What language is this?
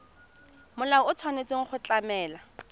Tswana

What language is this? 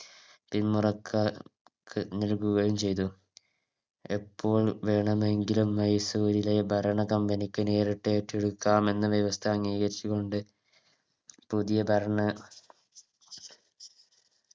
Malayalam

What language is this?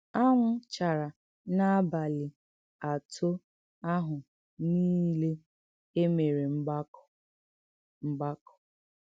Igbo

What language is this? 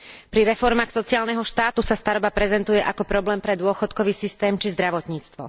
Slovak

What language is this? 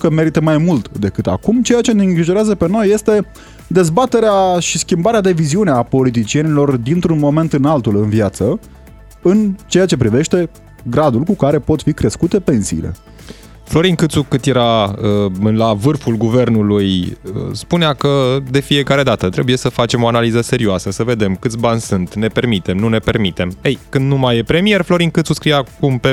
Romanian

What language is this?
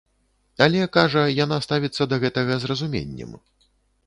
Belarusian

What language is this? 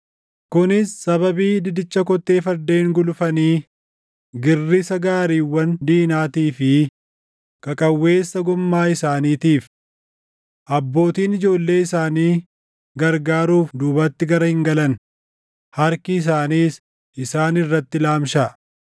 Oromo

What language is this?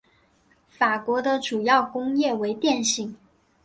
Chinese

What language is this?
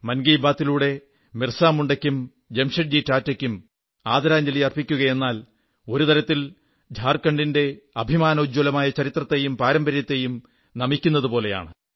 Malayalam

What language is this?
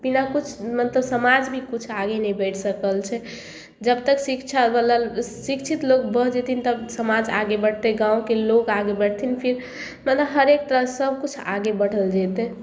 Maithili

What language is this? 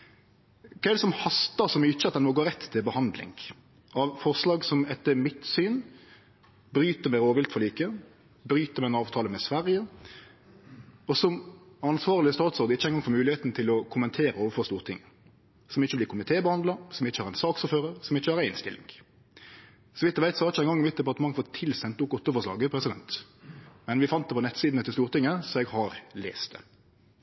Norwegian Nynorsk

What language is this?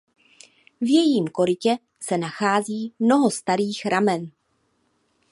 Czech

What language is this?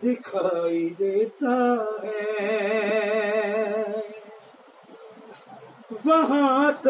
Urdu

